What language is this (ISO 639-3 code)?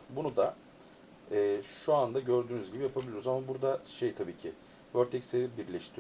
tur